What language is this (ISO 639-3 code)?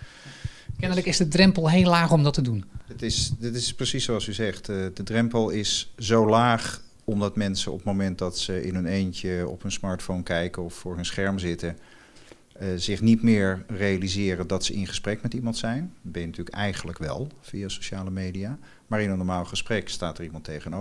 nld